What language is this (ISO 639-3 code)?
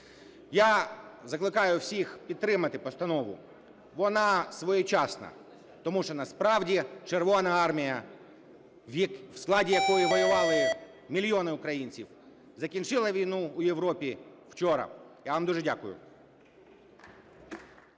ukr